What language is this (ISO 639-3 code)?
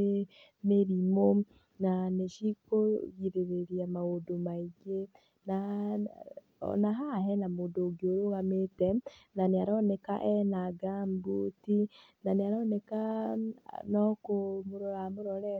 kik